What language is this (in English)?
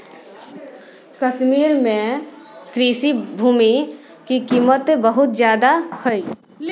Magahi